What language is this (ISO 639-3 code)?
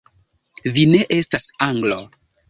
epo